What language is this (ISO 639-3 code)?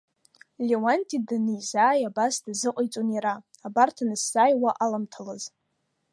abk